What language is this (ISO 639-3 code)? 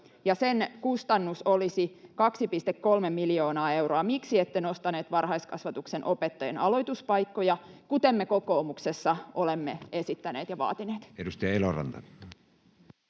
fin